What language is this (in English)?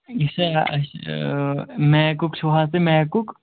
Kashmiri